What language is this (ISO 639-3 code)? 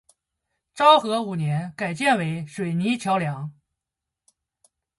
zho